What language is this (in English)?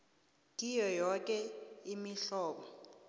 South Ndebele